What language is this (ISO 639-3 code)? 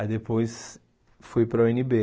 por